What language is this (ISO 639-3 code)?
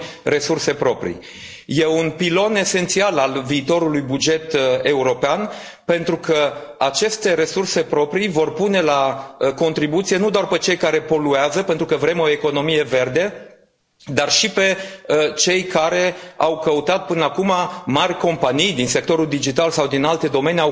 ron